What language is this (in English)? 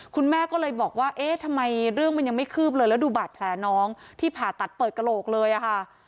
Thai